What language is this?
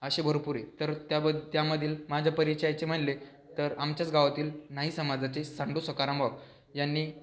Marathi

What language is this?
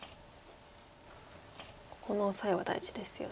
Japanese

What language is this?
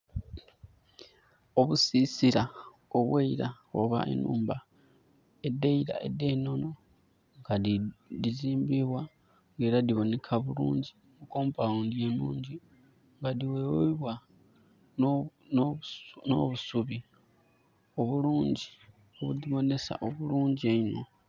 Soga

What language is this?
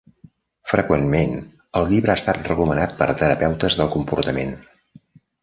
Catalan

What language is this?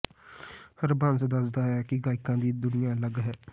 Punjabi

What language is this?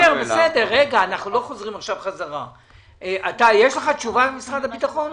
Hebrew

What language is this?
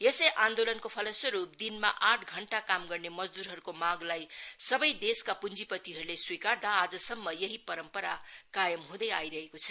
Nepali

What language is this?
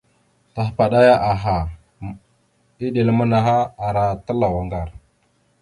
Mada (Cameroon)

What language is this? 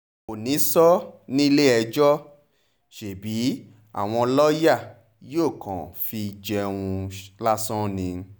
Yoruba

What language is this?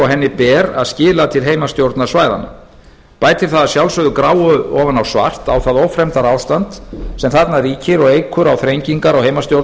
Icelandic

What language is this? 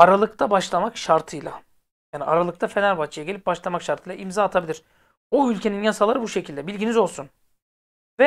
Turkish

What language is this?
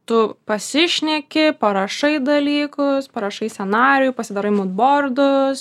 Lithuanian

